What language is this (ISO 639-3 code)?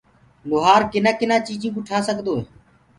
ggg